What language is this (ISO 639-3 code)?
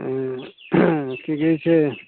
mai